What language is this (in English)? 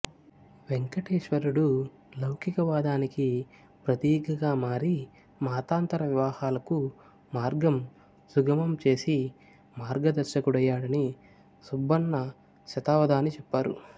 Telugu